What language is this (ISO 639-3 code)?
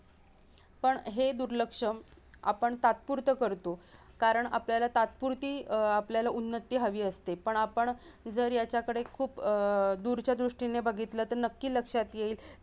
mar